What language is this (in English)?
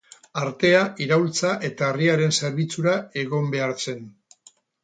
Basque